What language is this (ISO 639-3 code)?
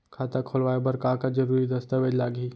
hne